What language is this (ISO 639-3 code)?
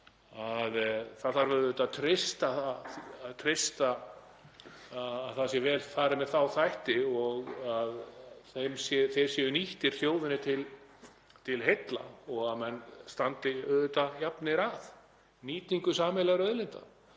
isl